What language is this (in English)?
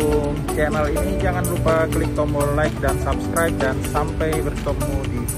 Indonesian